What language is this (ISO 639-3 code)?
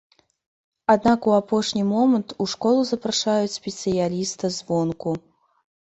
bel